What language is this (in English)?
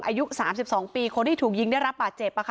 Thai